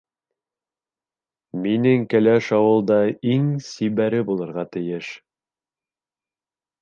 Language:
Bashkir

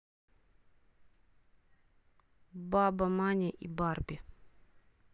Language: Russian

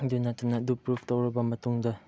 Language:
Manipuri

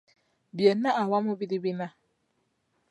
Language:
Ganda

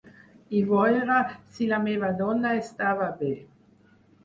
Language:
Catalan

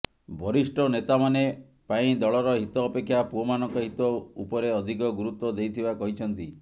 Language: Odia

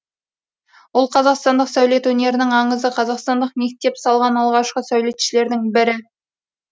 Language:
Kazakh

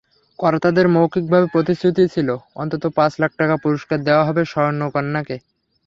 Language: Bangla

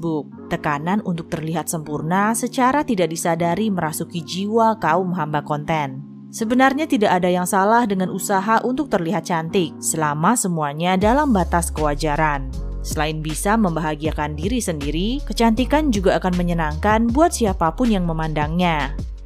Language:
Indonesian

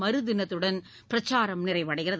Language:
Tamil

